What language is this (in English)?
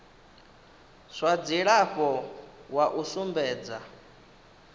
Venda